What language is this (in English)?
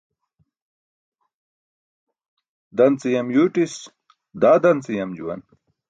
Burushaski